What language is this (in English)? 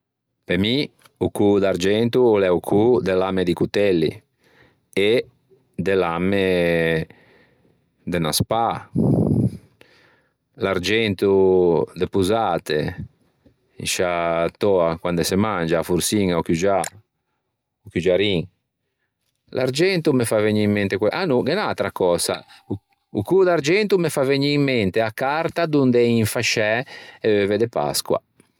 Ligurian